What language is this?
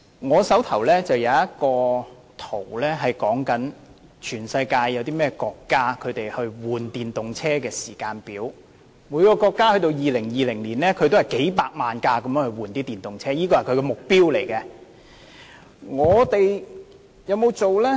Cantonese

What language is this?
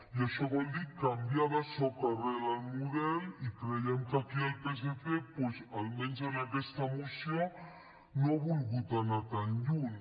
Catalan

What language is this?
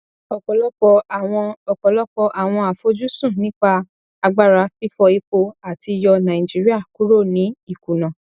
Yoruba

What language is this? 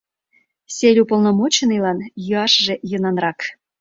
Mari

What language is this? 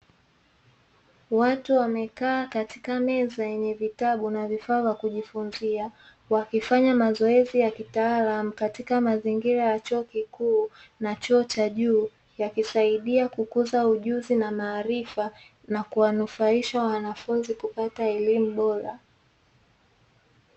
Swahili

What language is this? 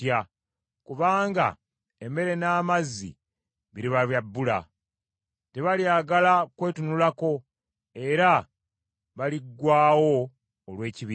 Ganda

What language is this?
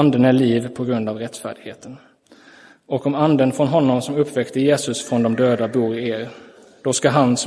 Swedish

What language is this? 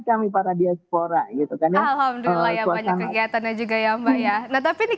Indonesian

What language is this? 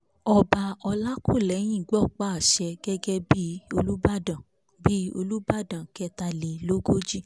Yoruba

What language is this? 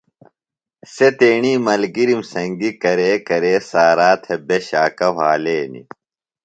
Phalura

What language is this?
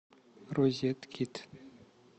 Russian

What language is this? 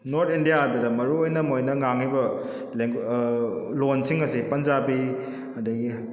Manipuri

